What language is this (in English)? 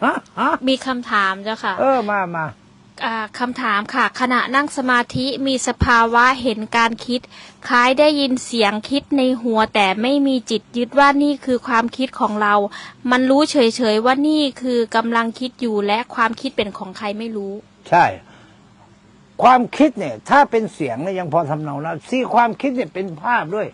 Thai